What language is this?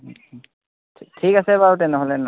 Assamese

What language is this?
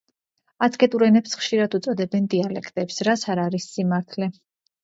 Georgian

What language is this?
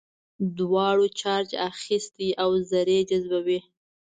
Pashto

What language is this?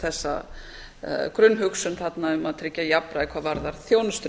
Icelandic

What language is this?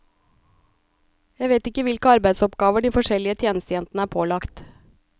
Norwegian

